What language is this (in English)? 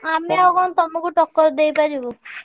Odia